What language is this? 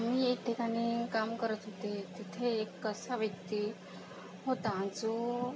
Marathi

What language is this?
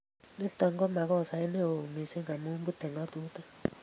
Kalenjin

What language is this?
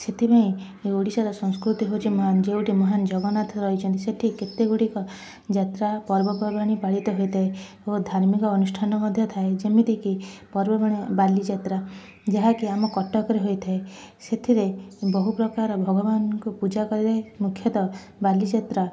Odia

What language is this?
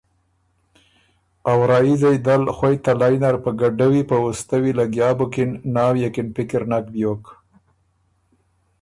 Ormuri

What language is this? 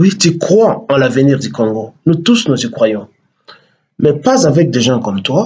French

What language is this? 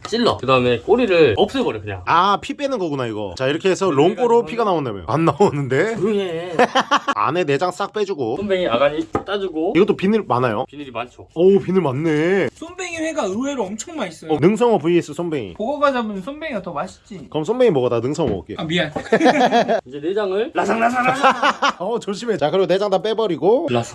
Korean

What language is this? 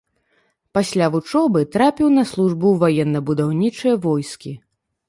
Belarusian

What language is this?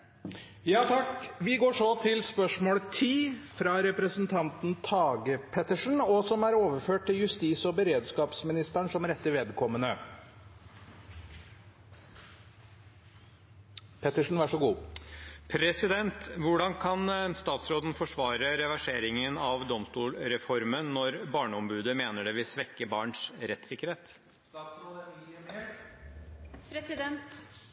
Norwegian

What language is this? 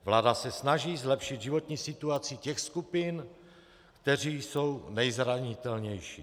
Czech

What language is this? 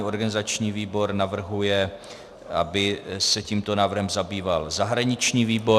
Czech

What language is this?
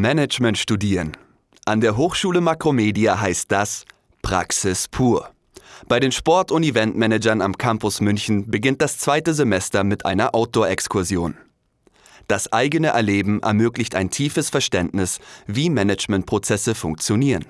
German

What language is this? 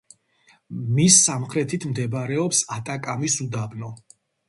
Georgian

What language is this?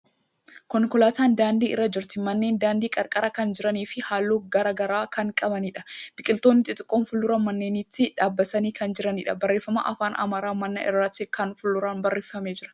Oromo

